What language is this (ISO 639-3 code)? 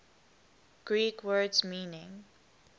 eng